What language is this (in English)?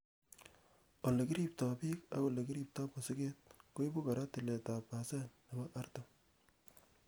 Kalenjin